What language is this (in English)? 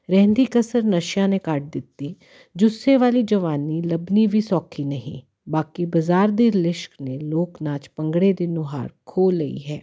Punjabi